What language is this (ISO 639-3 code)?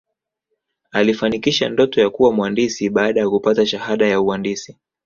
swa